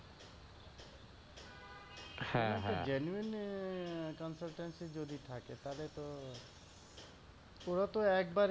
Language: Bangla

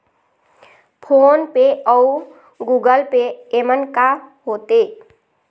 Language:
Chhattisgarhi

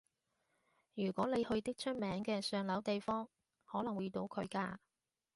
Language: Cantonese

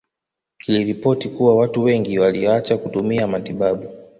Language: Swahili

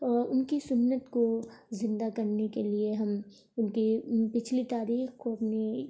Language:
Urdu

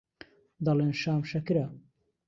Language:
Central Kurdish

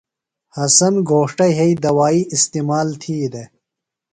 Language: Phalura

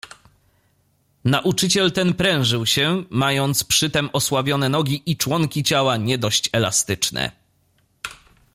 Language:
Polish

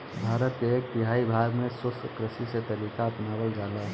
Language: Bhojpuri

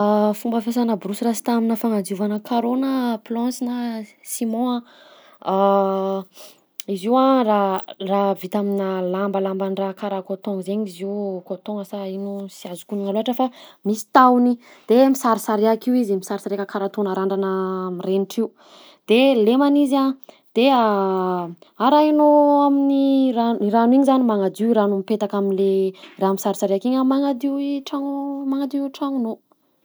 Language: Southern Betsimisaraka Malagasy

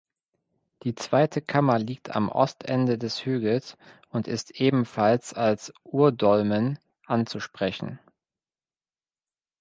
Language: German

